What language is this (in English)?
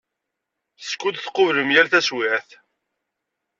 Kabyle